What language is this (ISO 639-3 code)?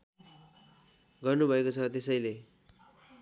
nep